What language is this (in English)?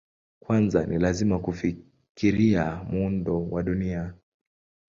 Swahili